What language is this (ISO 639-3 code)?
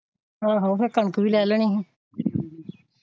pan